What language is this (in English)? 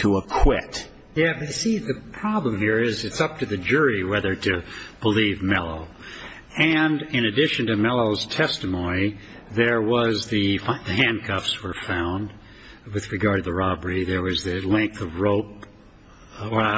English